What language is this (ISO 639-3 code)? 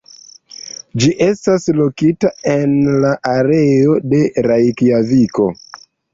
epo